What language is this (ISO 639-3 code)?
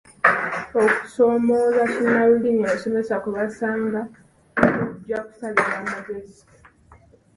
lug